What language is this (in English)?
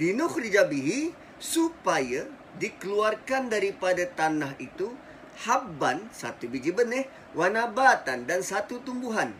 Malay